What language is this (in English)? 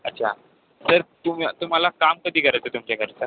Marathi